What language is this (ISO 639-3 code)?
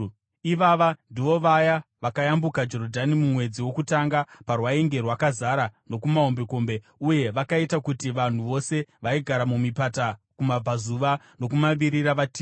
sna